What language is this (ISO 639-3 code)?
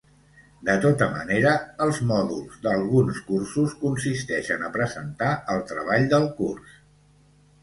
cat